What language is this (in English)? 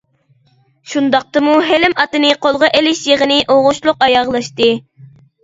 Uyghur